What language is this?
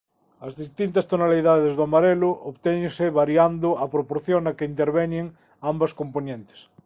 Galician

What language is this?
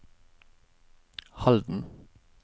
Norwegian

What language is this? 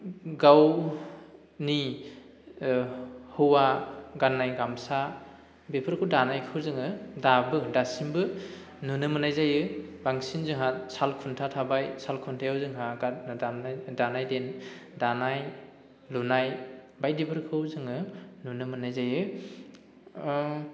Bodo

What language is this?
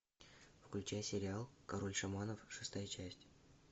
Russian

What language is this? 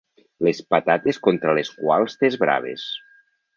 Catalan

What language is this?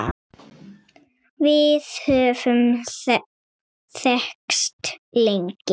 Icelandic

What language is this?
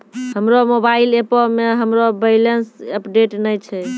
Maithili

